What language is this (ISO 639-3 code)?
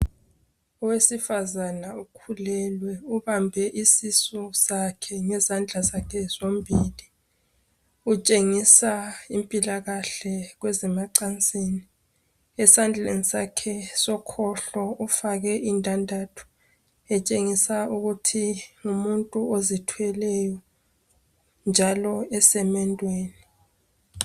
nde